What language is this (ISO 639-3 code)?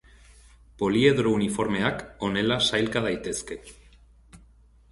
eus